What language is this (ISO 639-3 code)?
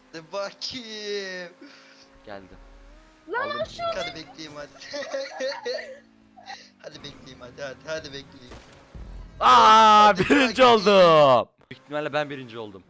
tur